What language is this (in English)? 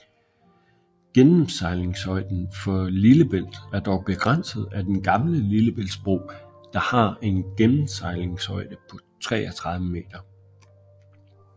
Danish